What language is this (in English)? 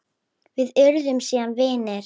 Icelandic